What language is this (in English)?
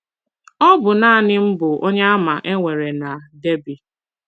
Igbo